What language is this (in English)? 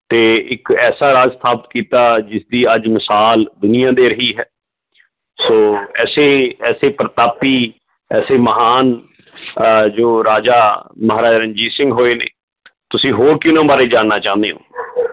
Punjabi